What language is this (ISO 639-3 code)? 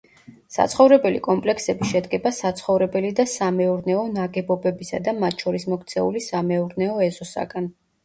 kat